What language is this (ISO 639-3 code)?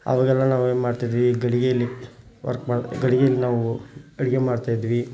kan